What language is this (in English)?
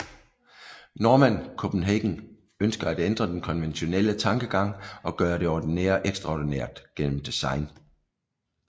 Danish